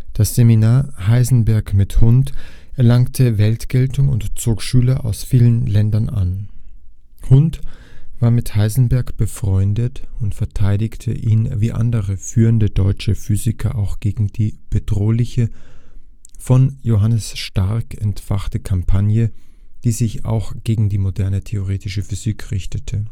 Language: German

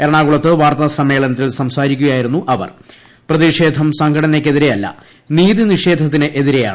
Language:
Malayalam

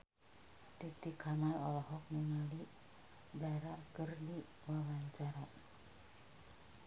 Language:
Sundanese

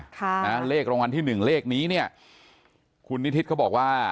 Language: Thai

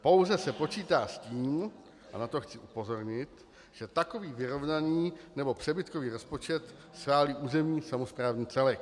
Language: Czech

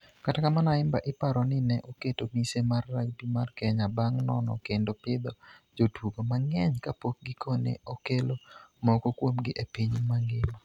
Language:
Luo (Kenya and Tanzania)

